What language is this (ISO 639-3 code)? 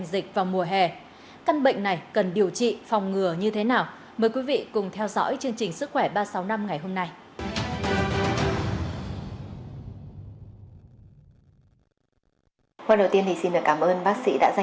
vie